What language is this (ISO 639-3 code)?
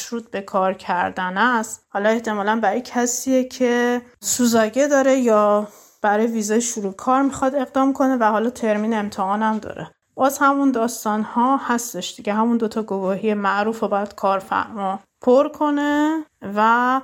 fas